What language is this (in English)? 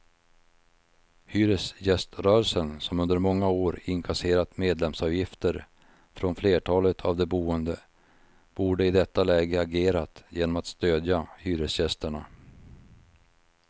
Swedish